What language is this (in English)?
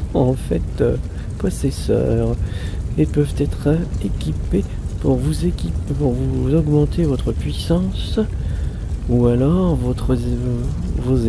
French